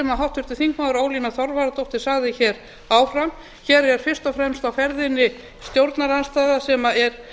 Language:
Icelandic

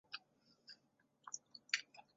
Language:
Chinese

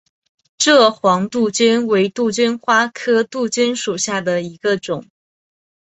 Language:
Chinese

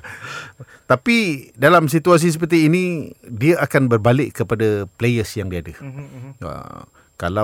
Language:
Malay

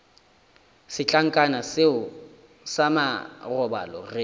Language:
Northern Sotho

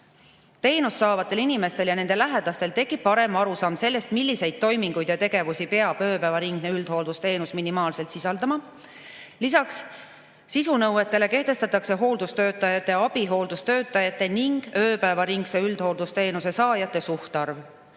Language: Estonian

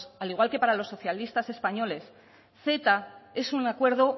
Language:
Spanish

